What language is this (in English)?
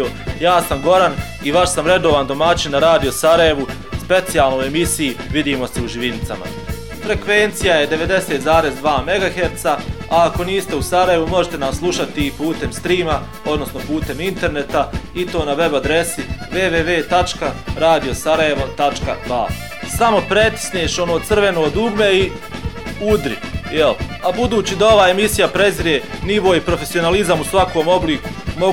Croatian